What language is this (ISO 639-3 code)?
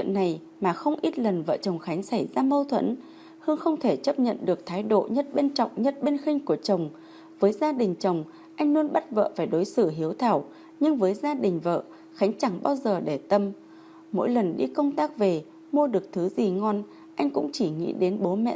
vie